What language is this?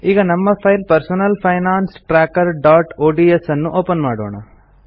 Kannada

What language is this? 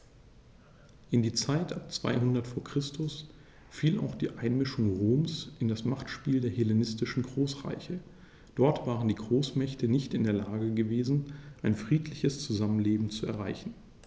German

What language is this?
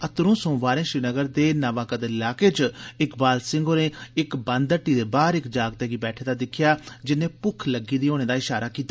Dogri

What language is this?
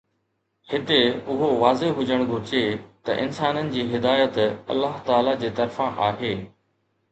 Sindhi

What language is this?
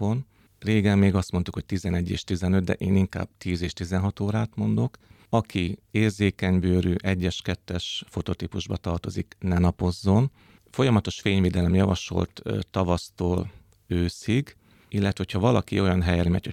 Hungarian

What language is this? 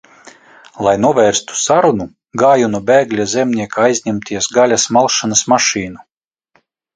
Latvian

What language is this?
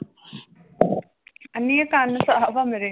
Punjabi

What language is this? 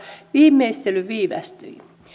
Finnish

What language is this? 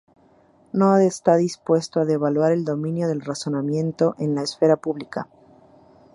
Spanish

